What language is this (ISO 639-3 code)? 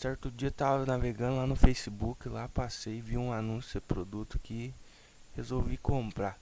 por